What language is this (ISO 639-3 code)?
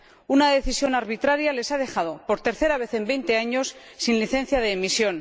spa